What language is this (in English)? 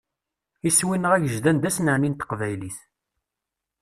Kabyle